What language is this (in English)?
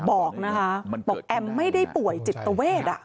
Thai